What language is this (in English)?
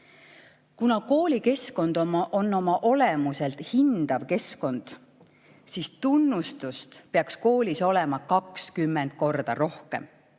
Estonian